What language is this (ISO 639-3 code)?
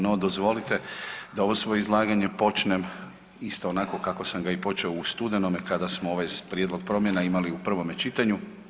hrv